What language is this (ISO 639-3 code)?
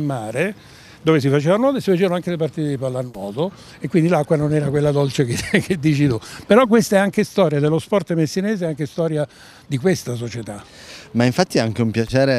ita